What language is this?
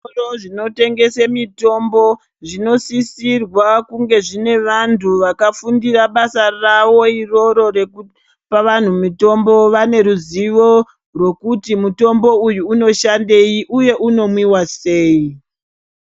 Ndau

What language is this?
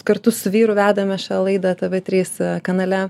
Lithuanian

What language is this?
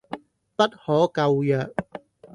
Cantonese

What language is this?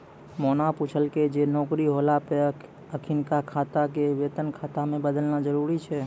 Maithili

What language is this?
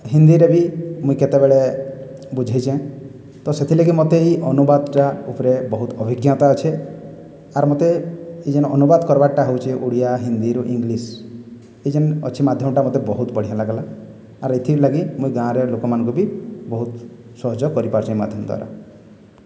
Odia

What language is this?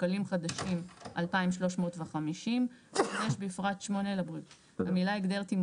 Hebrew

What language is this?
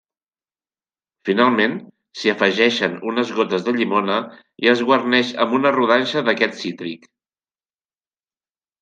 Catalan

